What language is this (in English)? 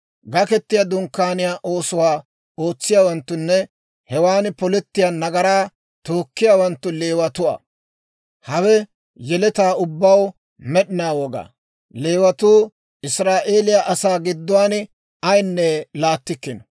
Dawro